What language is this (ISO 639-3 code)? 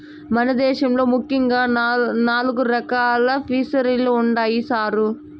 tel